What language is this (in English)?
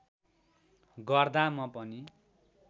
Nepali